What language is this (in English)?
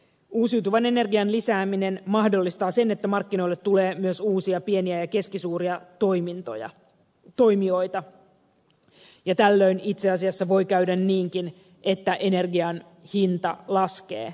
Finnish